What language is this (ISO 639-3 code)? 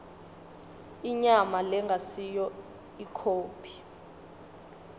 ssw